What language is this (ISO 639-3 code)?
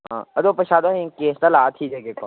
mni